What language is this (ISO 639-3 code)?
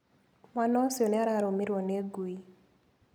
kik